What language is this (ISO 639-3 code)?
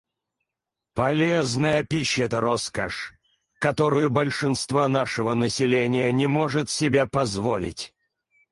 rus